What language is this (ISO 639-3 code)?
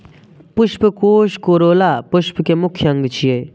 mai